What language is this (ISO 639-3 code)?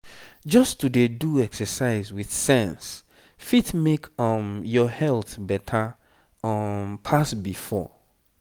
pcm